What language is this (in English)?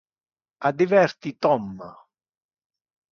Interlingua